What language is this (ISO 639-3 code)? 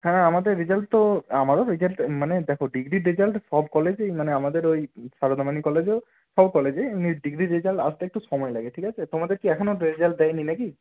ben